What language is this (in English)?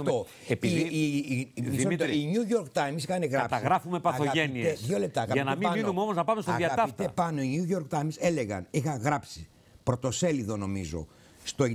Greek